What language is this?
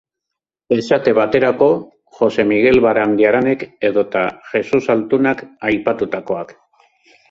Basque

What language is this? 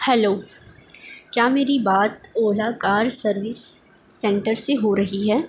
Urdu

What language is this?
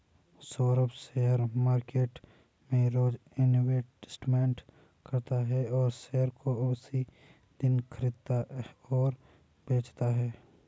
Hindi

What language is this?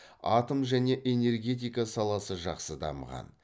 Kazakh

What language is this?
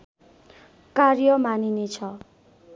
Nepali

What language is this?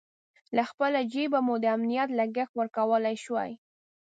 Pashto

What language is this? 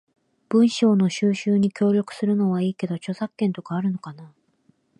Japanese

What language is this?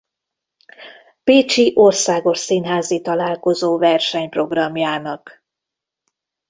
Hungarian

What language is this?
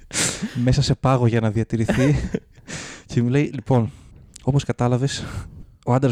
Greek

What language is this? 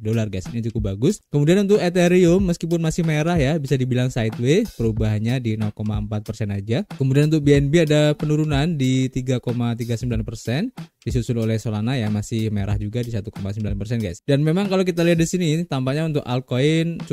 Indonesian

